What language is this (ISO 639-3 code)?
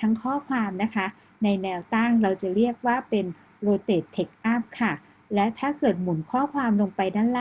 tha